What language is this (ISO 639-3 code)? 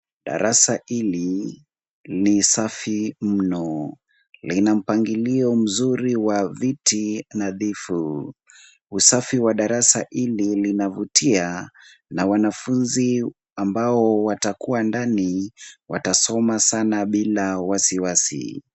swa